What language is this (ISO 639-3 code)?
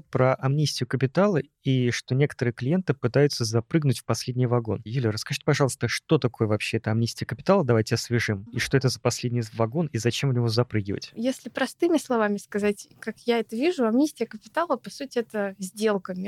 rus